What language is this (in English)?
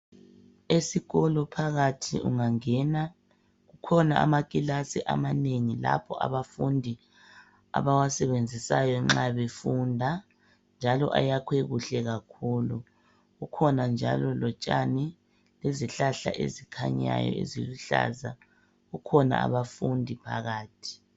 North Ndebele